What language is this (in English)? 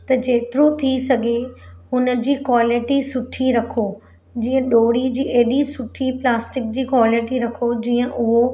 Sindhi